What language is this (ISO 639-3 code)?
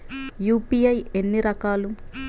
tel